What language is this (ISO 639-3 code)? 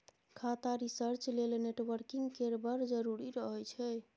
mai